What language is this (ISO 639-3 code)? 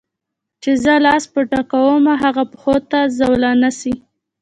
pus